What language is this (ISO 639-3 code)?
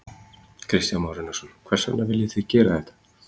isl